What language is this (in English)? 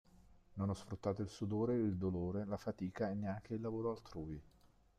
Italian